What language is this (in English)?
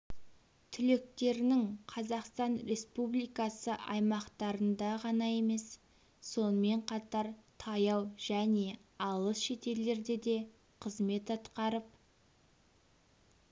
Kazakh